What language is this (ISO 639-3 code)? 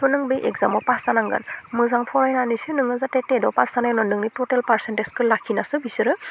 brx